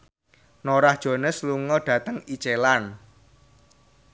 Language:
Javanese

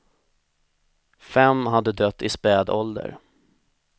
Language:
Swedish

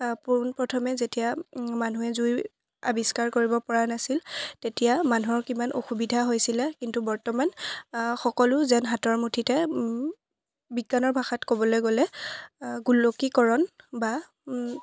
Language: Assamese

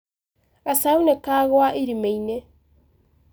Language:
Kikuyu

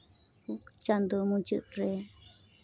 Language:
Santali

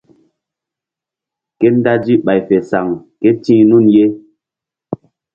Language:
Mbum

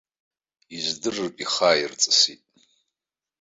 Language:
Abkhazian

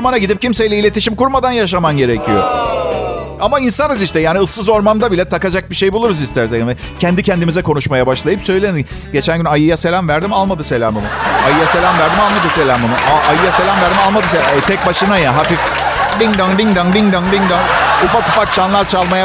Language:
Turkish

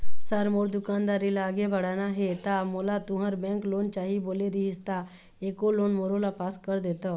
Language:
Chhattisgarhi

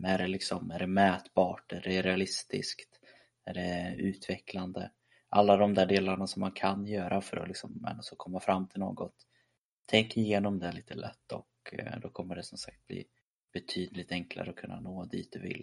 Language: Swedish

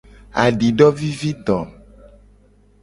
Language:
Gen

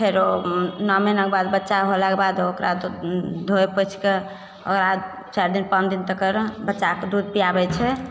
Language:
Maithili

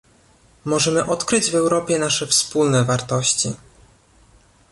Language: Polish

